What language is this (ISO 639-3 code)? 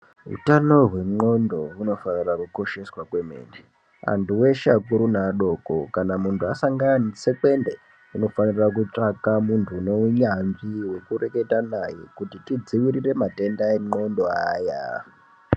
ndc